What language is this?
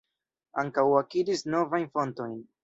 Esperanto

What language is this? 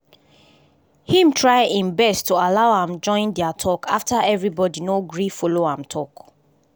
Nigerian Pidgin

